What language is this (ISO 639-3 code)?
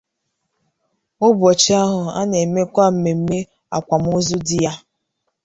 ibo